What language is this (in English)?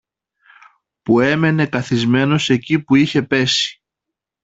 Greek